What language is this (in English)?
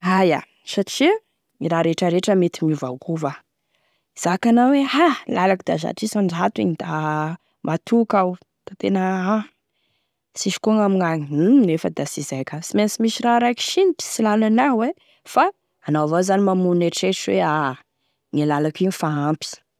Tesaka Malagasy